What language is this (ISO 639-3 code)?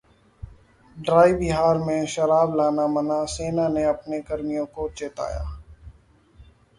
hin